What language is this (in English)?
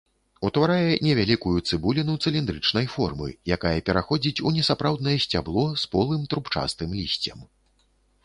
Belarusian